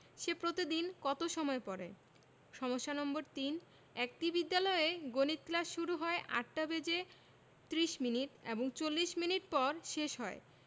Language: Bangla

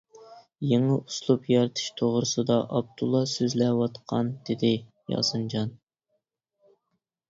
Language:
Uyghur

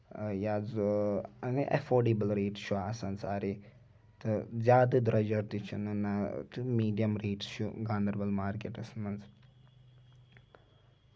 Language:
Kashmiri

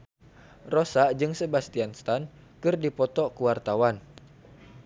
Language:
Sundanese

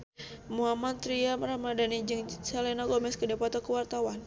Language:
Sundanese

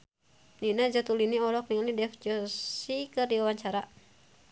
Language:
Sundanese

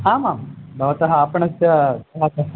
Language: Sanskrit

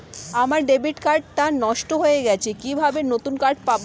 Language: Bangla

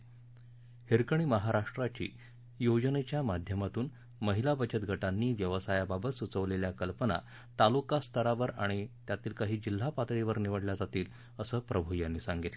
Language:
Marathi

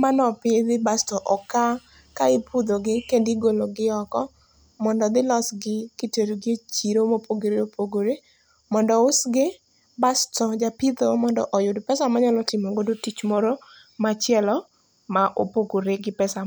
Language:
Luo (Kenya and Tanzania)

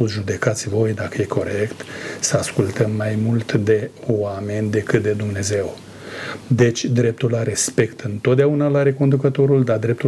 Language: Romanian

